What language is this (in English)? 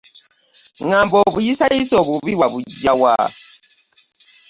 Ganda